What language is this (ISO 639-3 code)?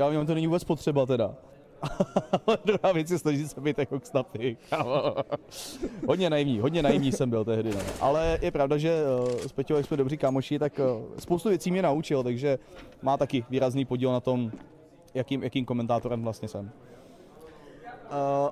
ces